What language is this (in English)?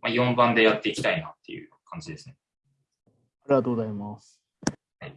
Japanese